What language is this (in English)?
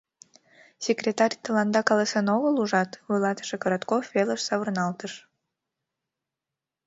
Mari